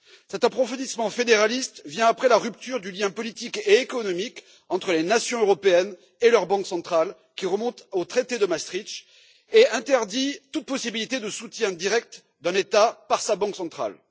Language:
French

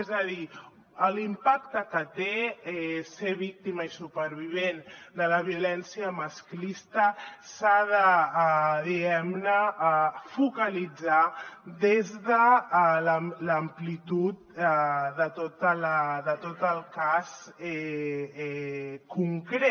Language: Catalan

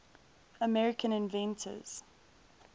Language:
English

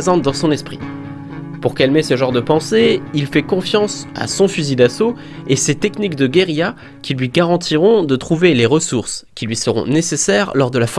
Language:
French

